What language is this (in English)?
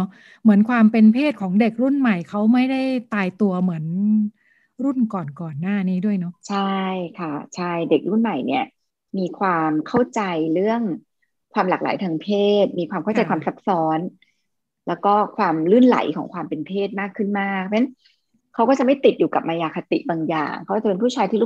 Thai